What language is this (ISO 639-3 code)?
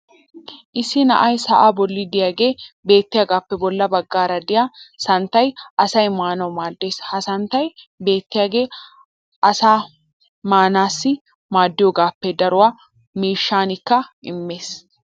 wal